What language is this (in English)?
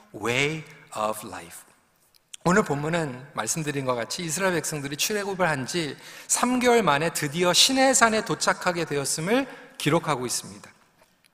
Korean